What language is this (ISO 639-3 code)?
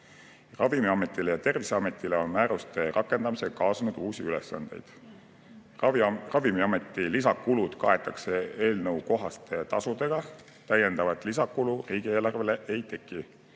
est